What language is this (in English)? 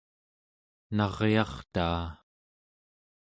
Central Yupik